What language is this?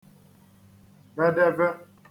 Igbo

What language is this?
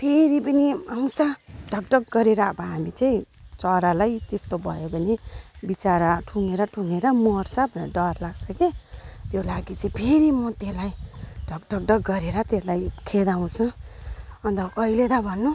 Nepali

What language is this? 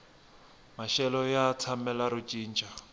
Tsonga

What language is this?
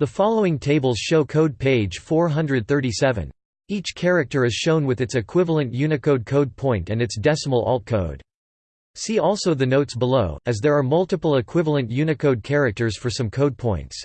English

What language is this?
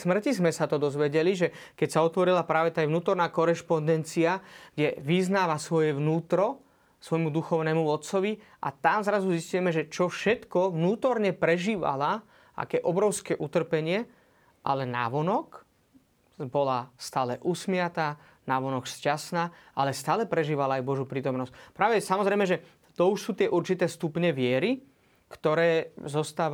Slovak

